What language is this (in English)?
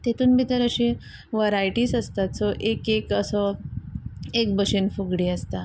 Konkani